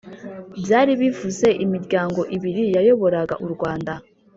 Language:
Kinyarwanda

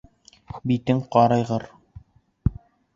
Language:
Bashkir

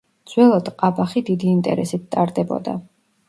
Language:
Georgian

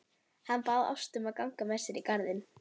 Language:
Icelandic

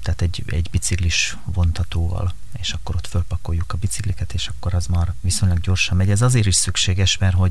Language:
Hungarian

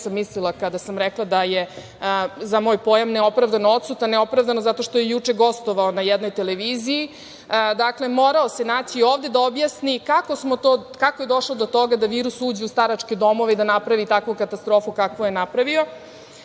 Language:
Serbian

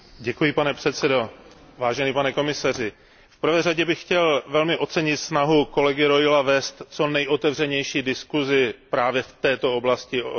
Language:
Czech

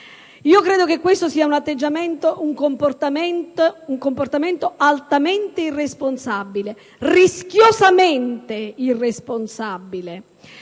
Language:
Italian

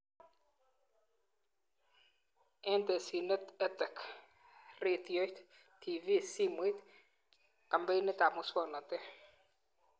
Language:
Kalenjin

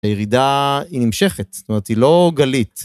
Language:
Hebrew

